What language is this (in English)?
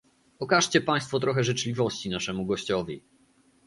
Polish